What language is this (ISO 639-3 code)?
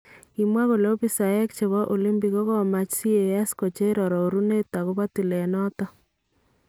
kln